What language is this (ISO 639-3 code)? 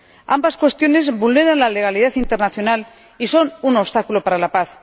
spa